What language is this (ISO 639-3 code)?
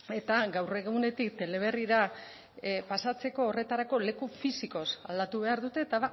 eus